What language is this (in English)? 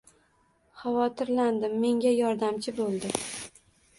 Uzbek